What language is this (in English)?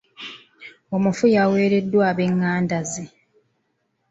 Ganda